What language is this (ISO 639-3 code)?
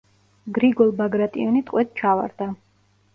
kat